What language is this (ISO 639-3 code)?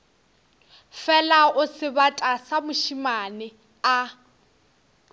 nso